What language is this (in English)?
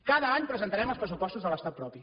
Catalan